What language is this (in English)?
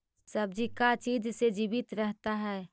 Magahi